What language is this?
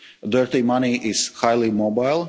English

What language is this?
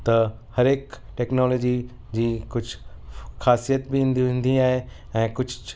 Sindhi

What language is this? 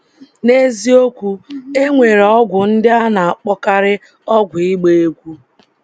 Igbo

